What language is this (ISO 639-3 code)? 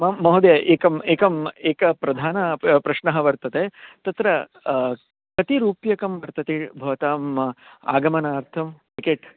san